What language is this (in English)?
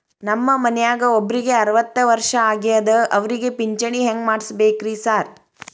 Kannada